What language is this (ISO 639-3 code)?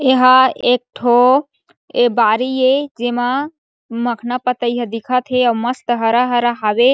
hne